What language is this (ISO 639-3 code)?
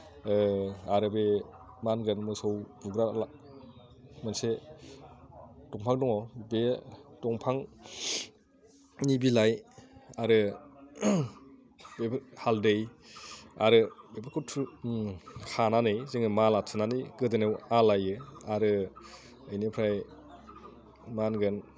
brx